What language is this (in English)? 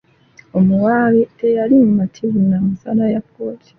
Ganda